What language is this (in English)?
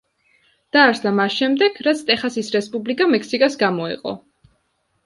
Georgian